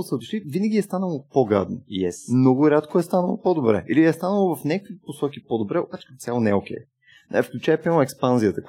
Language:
Bulgarian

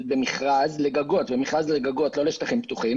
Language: Hebrew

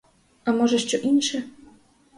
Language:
Ukrainian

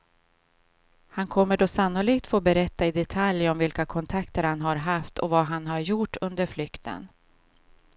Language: Swedish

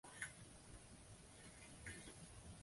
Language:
Chinese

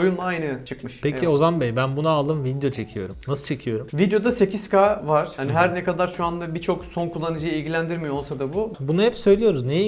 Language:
Turkish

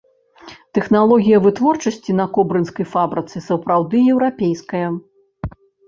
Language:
Belarusian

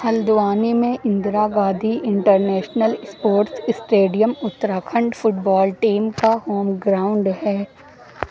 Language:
Urdu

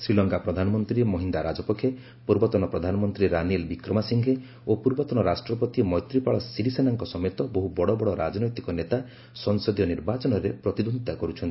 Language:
Odia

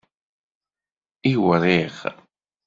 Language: Kabyle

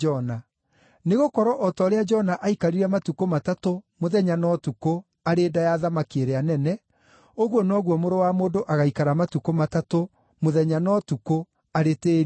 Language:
Kikuyu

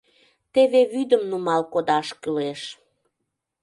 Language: Mari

